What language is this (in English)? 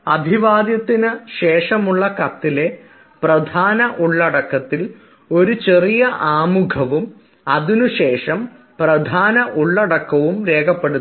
Malayalam